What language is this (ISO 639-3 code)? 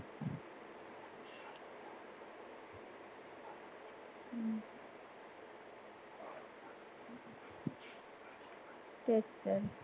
mar